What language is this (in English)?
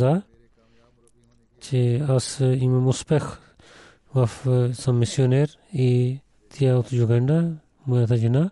Bulgarian